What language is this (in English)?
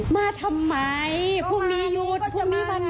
Thai